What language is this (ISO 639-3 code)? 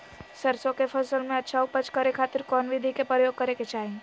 mag